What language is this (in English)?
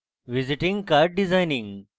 Bangla